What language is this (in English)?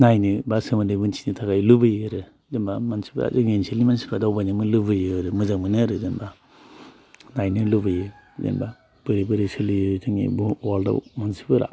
Bodo